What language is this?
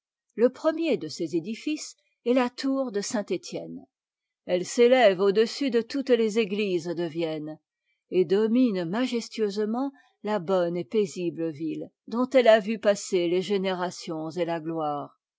French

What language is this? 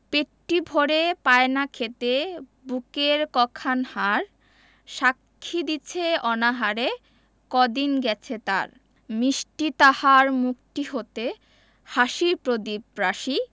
Bangla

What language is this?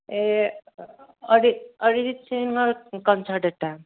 Assamese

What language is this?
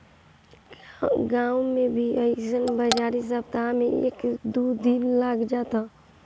Bhojpuri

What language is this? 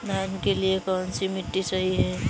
Hindi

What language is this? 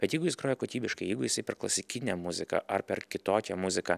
Lithuanian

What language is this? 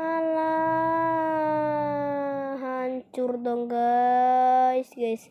Indonesian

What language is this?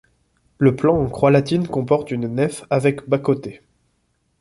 French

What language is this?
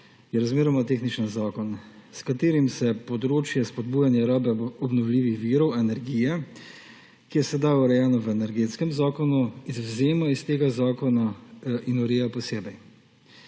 Slovenian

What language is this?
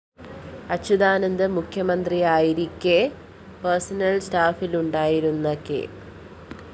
Malayalam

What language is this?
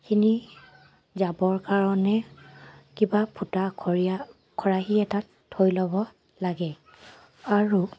Assamese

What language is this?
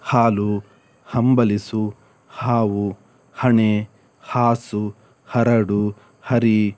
Kannada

